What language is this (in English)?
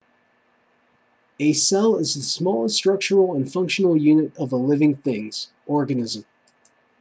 English